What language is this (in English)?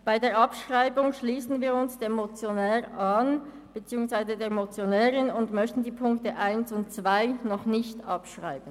Swiss German